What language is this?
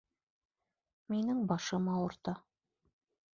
Bashkir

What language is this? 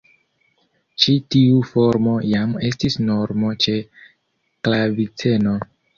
Esperanto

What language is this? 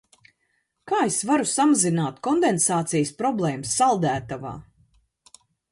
Latvian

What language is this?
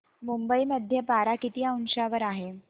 Marathi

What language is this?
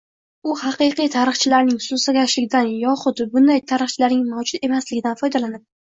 Uzbek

